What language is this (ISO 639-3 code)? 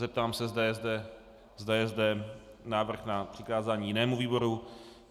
ces